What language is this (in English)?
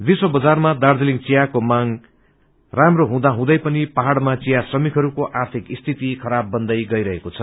Nepali